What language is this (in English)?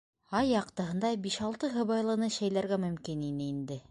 Bashkir